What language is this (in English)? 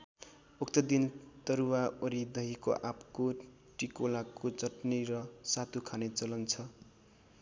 Nepali